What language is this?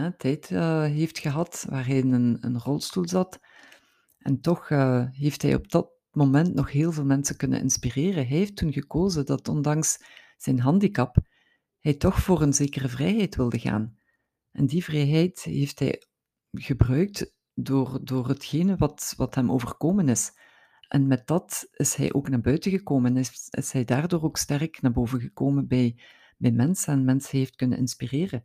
Dutch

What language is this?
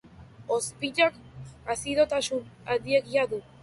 Basque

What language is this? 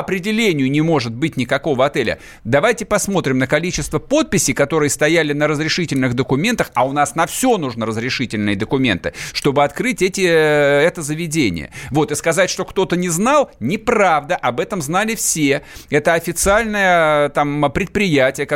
Russian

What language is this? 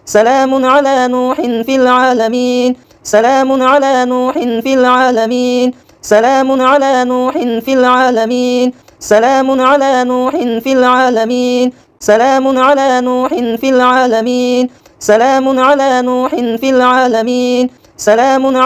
Arabic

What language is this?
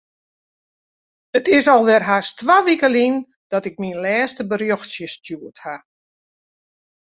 Western Frisian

